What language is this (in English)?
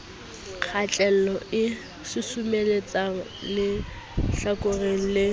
Southern Sotho